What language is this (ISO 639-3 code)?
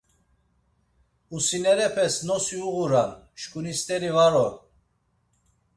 lzz